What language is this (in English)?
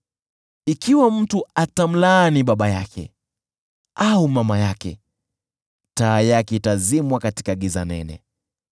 Swahili